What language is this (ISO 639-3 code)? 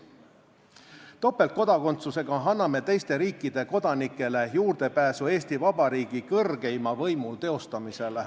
est